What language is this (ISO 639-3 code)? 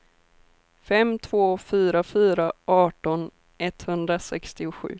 swe